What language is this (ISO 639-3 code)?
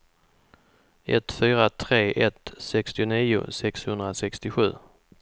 swe